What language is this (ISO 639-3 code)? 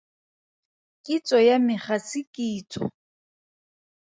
tsn